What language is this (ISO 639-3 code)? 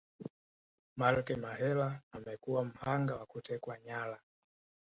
swa